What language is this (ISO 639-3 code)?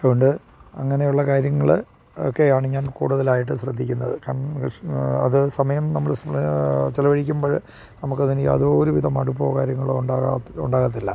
mal